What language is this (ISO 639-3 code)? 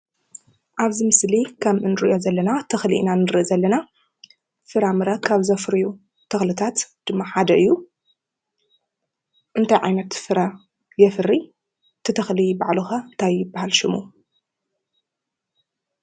tir